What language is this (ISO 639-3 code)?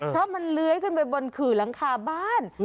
tha